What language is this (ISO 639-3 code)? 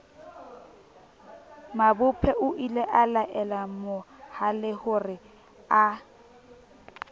sot